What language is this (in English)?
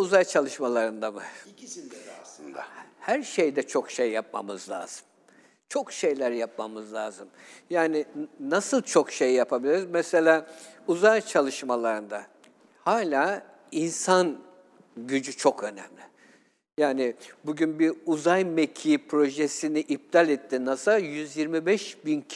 Turkish